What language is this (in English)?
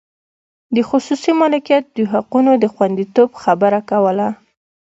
Pashto